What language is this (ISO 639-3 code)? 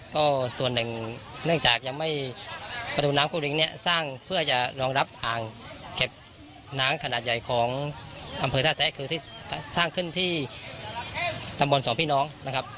tha